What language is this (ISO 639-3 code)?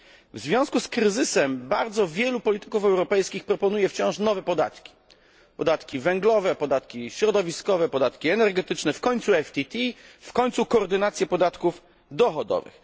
pol